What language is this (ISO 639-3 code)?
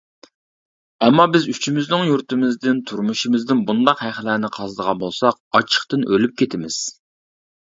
uig